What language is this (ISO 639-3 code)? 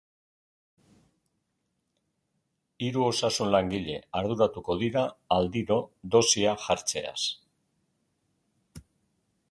eus